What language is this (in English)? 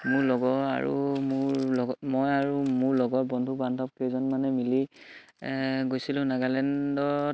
Assamese